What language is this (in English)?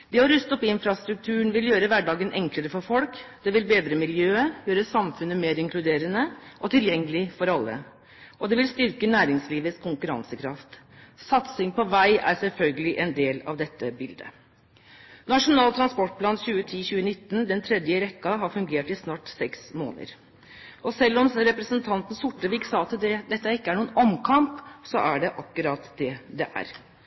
Norwegian Bokmål